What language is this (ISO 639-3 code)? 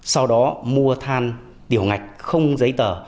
vie